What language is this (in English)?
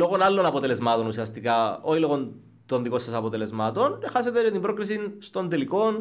Greek